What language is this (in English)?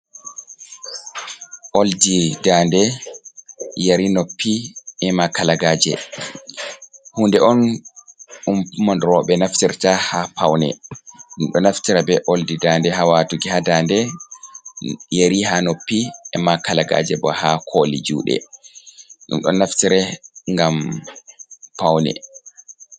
Fula